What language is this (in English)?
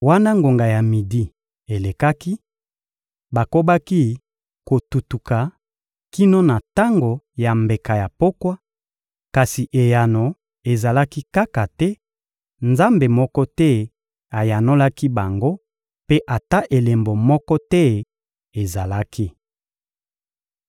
Lingala